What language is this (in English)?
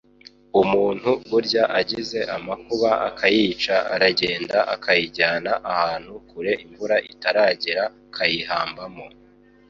Kinyarwanda